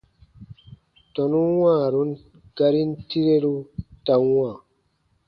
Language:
Baatonum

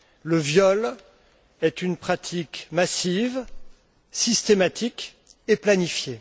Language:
French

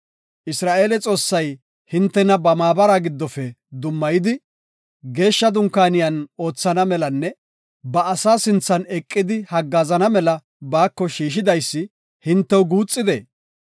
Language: Gofa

